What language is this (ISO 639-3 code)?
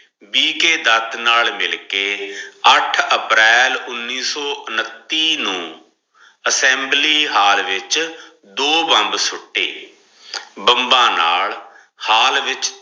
pan